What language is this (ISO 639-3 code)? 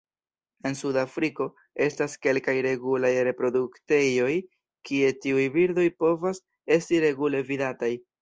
epo